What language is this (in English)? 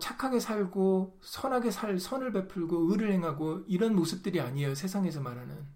Korean